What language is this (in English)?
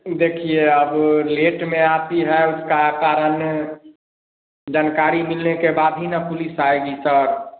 Hindi